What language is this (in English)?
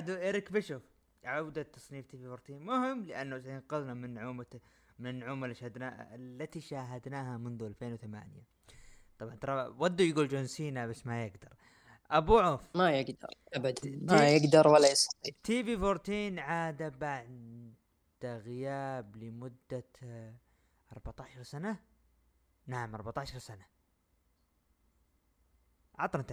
Arabic